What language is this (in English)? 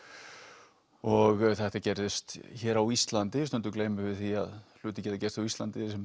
Icelandic